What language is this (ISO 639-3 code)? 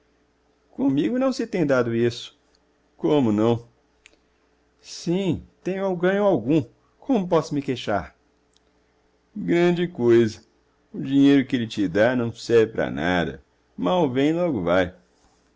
por